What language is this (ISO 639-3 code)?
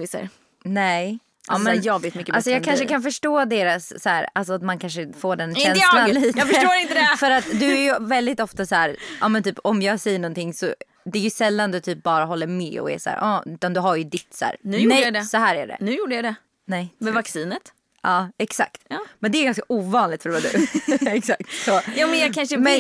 swe